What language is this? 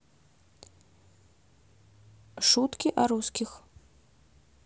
Russian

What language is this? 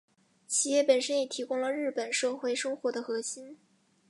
Chinese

